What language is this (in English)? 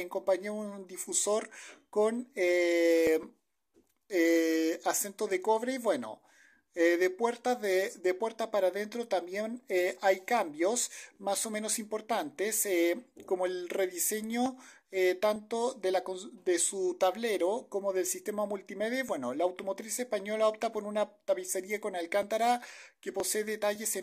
Spanish